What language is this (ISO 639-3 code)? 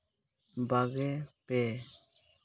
sat